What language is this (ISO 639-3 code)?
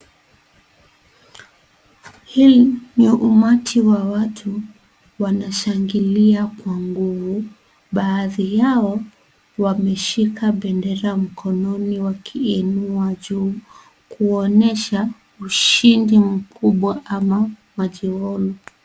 swa